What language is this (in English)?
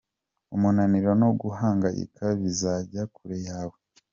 Kinyarwanda